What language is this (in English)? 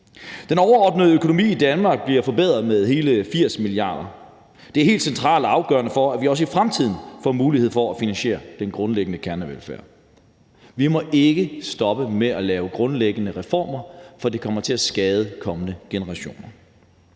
Danish